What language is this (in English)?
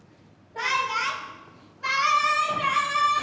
Japanese